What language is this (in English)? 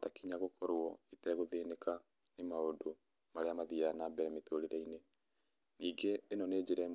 Kikuyu